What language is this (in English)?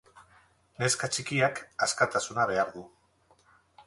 Basque